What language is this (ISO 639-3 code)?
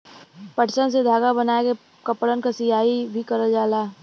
bho